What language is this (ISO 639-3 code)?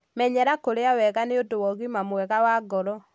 kik